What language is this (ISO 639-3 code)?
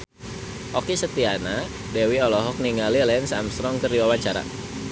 sun